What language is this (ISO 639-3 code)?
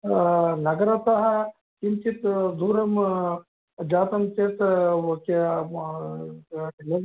san